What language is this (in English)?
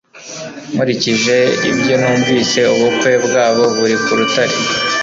Kinyarwanda